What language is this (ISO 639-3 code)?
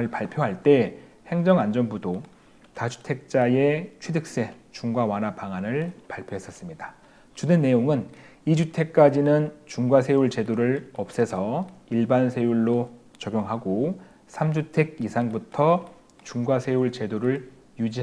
kor